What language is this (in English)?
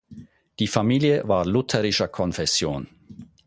German